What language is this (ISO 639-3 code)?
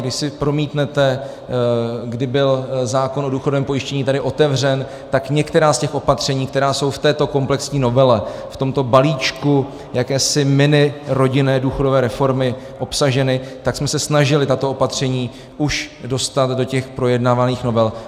ces